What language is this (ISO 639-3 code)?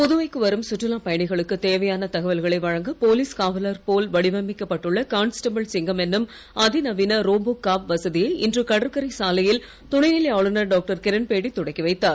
tam